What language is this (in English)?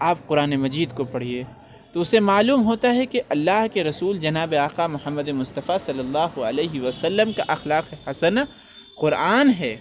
Urdu